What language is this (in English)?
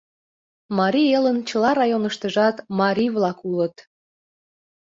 Mari